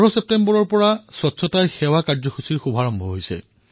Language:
Assamese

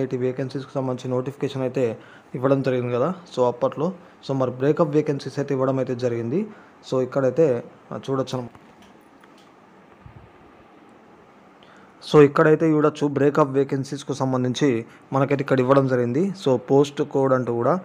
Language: Telugu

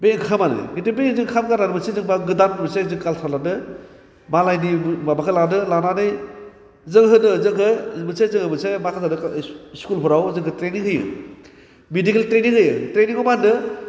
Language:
Bodo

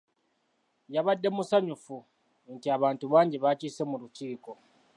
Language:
Ganda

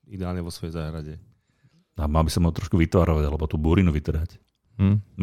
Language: Slovak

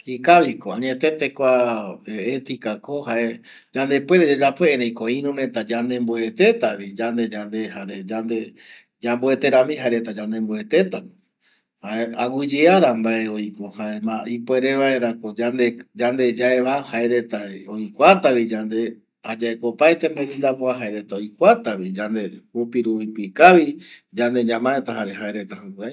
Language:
Eastern Bolivian Guaraní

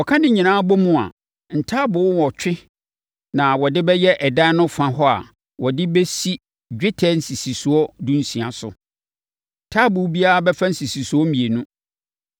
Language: Akan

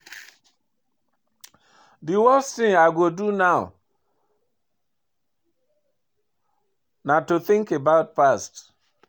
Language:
Nigerian Pidgin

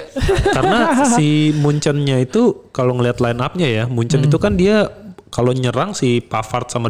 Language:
Indonesian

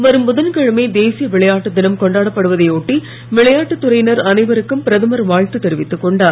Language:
Tamil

